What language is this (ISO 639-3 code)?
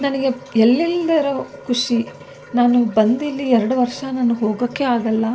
kan